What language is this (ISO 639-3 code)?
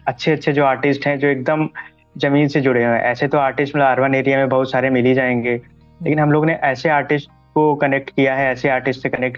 hin